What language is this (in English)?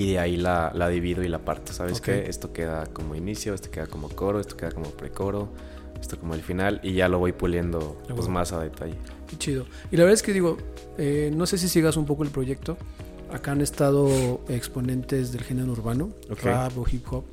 Spanish